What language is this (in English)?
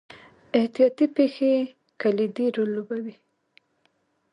Pashto